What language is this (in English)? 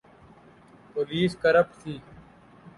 Urdu